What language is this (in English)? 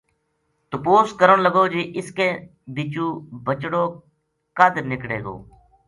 Gujari